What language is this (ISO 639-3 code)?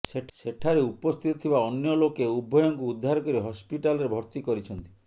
ori